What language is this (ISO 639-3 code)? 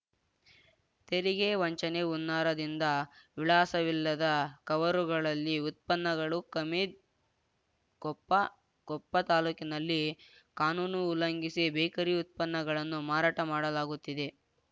kan